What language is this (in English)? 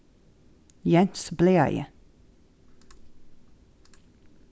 Faroese